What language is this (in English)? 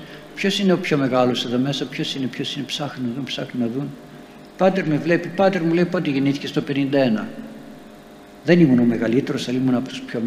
Greek